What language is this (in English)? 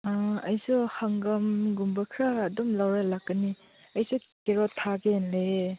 Manipuri